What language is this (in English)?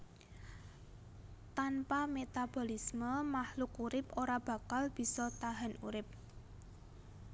Javanese